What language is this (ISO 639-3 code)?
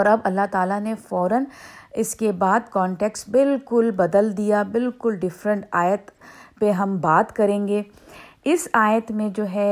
urd